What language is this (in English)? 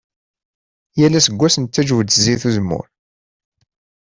Kabyle